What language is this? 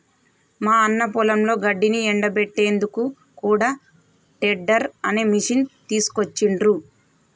Telugu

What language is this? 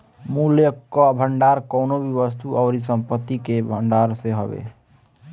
Bhojpuri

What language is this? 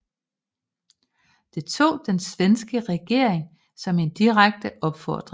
Danish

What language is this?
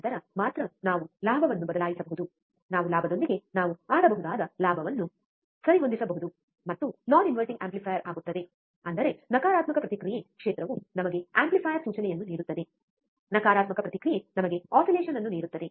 Kannada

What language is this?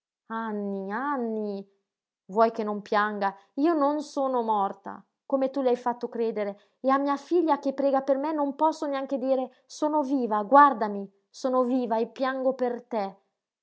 Italian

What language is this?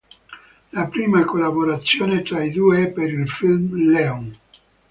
Italian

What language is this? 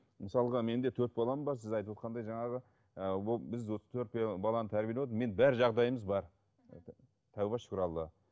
Kazakh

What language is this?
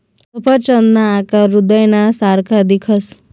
Marathi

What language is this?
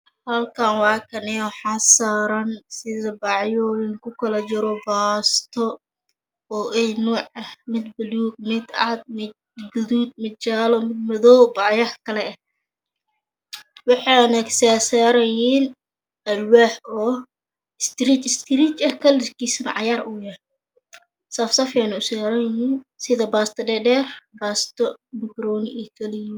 Somali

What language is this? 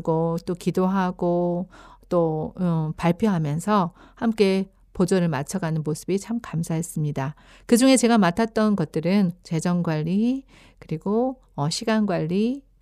Korean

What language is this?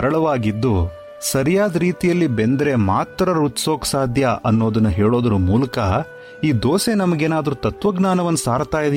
Kannada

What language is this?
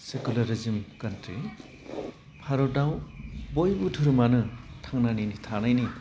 Bodo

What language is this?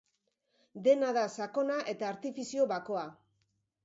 Basque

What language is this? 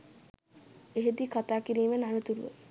Sinhala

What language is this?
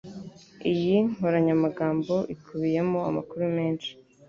Kinyarwanda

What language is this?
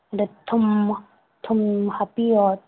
Manipuri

